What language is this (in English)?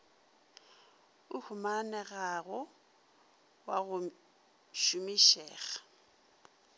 Northern Sotho